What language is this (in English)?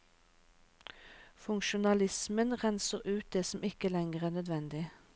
Norwegian